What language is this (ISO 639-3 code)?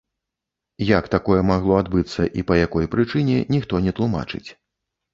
bel